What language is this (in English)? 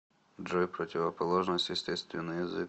Russian